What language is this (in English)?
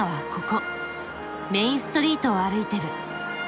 Japanese